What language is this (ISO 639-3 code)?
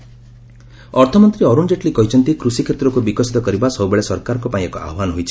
ori